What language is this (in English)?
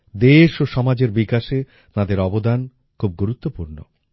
Bangla